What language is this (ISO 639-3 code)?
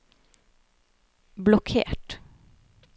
nor